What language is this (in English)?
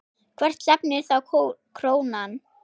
Icelandic